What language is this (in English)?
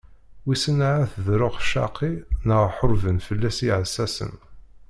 Kabyle